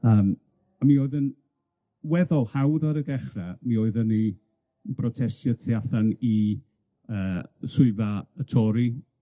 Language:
Welsh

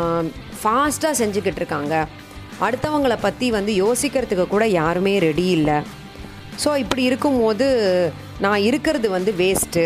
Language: Tamil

